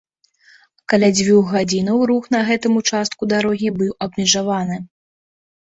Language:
Belarusian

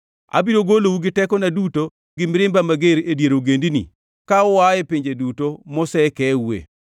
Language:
Luo (Kenya and Tanzania)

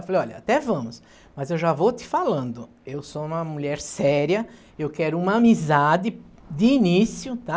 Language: Portuguese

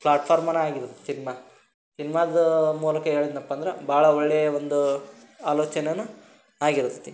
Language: Kannada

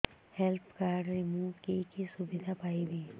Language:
Odia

